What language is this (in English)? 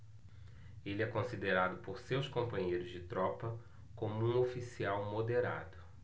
Portuguese